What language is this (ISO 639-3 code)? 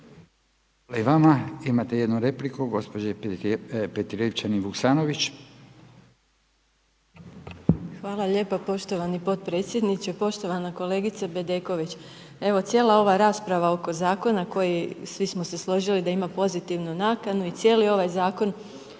hrv